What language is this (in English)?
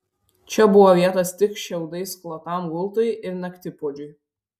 Lithuanian